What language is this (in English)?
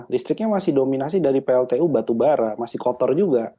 Indonesian